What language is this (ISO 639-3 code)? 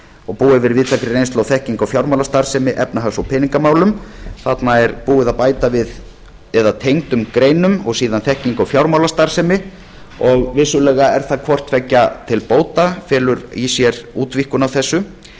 isl